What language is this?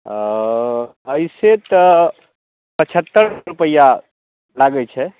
Maithili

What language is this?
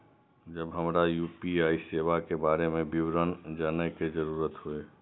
Maithili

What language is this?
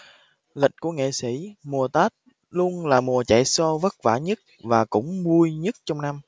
Vietnamese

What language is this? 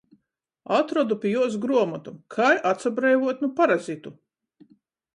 Latgalian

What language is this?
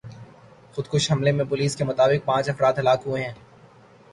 Urdu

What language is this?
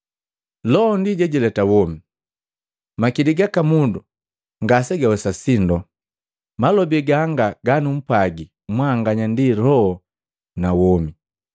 Matengo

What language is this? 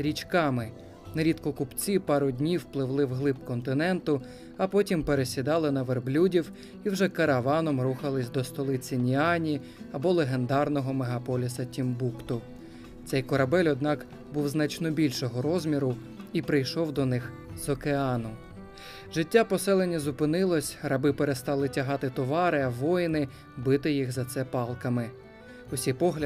Ukrainian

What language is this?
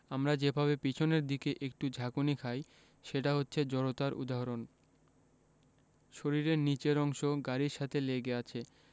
Bangla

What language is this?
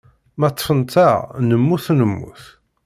Kabyle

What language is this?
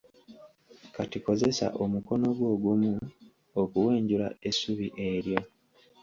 Ganda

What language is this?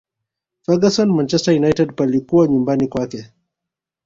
Swahili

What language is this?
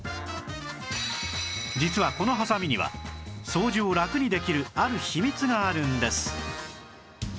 Japanese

